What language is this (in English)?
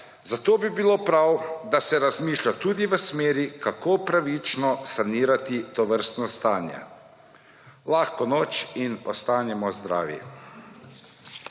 Slovenian